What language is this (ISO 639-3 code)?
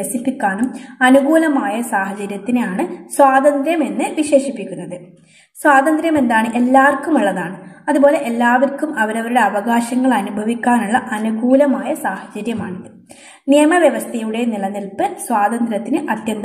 mal